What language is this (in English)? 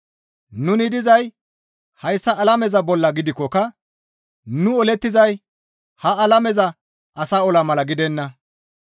Gamo